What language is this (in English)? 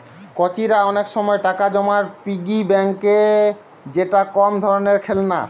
Bangla